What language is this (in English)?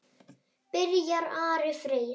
Icelandic